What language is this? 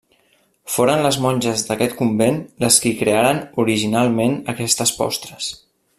Catalan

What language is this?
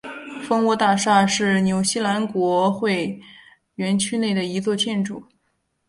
Chinese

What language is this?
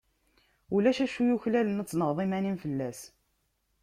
Kabyle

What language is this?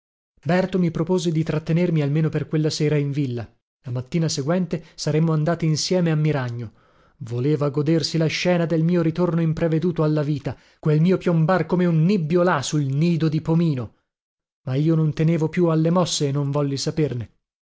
Italian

